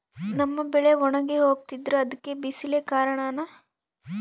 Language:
Kannada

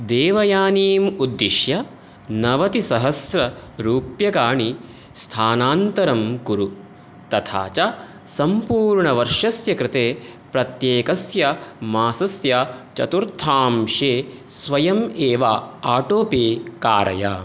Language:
Sanskrit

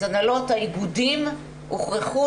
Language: Hebrew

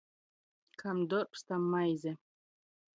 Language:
Latgalian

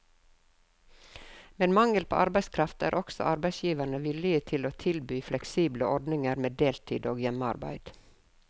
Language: Norwegian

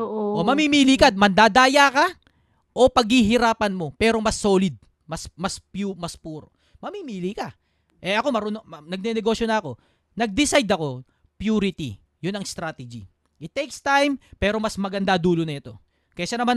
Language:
Filipino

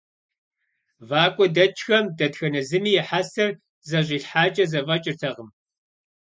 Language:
Kabardian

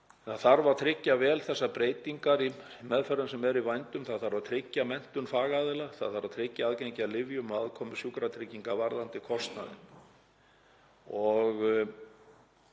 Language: Icelandic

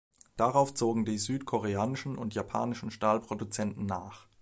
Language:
German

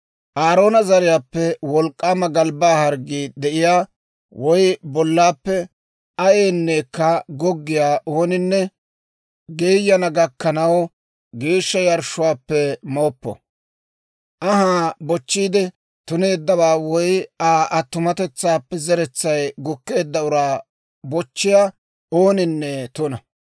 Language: Dawro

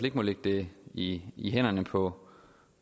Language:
Danish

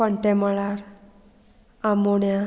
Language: Konkani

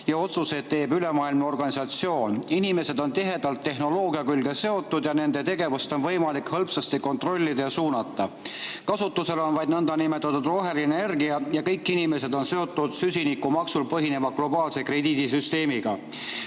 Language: Estonian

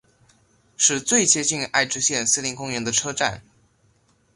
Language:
Chinese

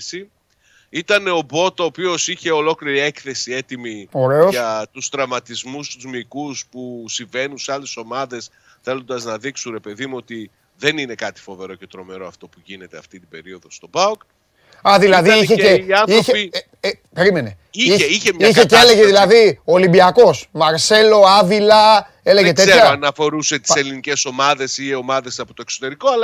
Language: Greek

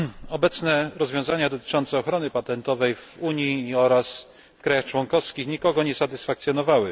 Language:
Polish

